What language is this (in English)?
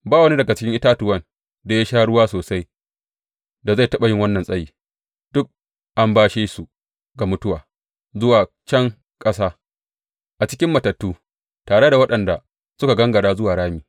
Hausa